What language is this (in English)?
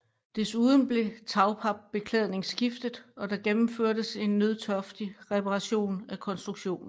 Danish